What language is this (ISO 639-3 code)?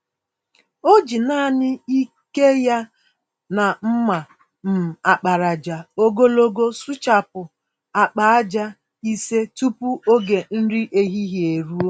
ibo